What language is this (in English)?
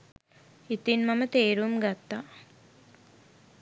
Sinhala